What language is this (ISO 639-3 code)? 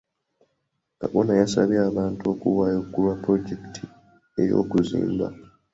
lug